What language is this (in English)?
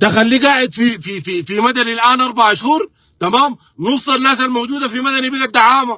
Arabic